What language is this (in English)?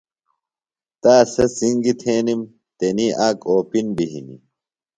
Phalura